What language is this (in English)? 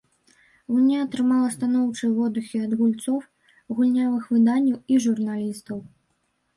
Belarusian